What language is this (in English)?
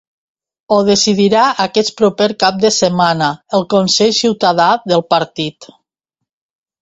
Catalan